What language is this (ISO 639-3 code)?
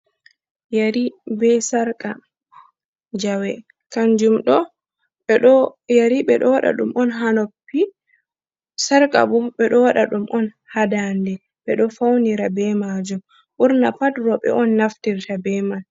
ful